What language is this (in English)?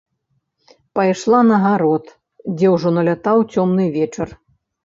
Belarusian